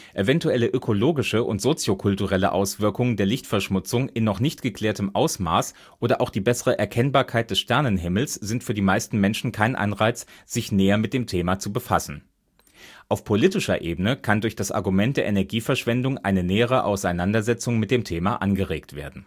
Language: German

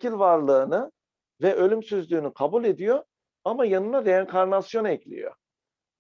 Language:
Turkish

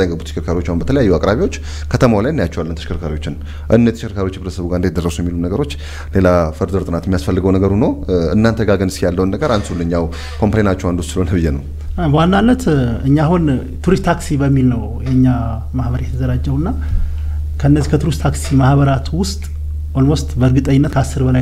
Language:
Arabic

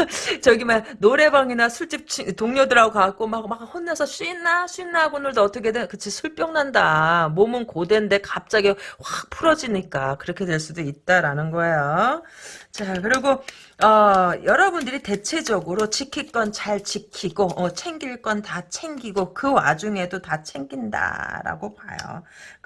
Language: Korean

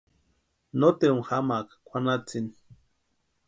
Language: Western Highland Purepecha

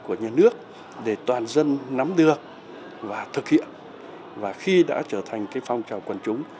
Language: Vietnamese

